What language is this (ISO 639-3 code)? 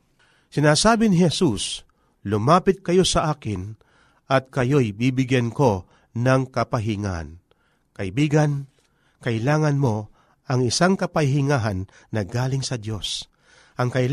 fil